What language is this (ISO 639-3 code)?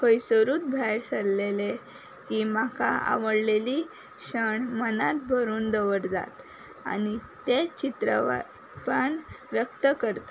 kok